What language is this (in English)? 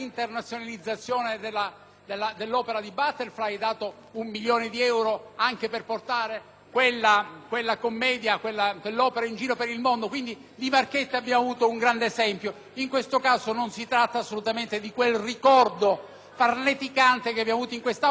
Italian